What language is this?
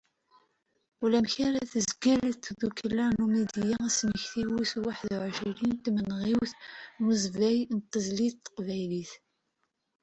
Kabyle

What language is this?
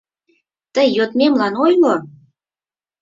Mari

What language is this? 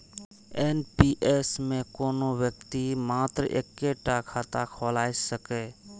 Maithili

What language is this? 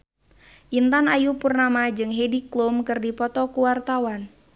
Sundanese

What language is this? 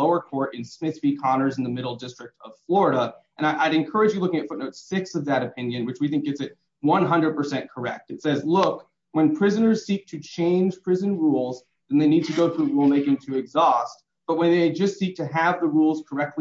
English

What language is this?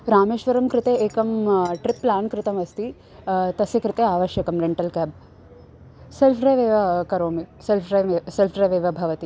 Sanskrit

